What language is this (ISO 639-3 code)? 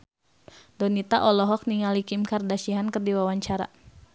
sun